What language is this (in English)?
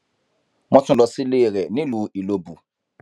Yoruba